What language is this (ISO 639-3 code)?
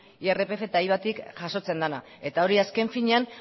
eus